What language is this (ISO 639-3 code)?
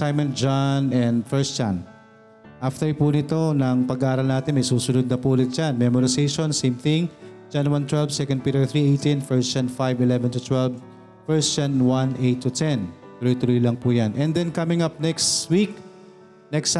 fil